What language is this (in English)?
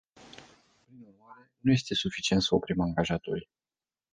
Romanian